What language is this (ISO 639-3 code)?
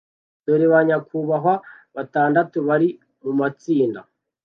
kin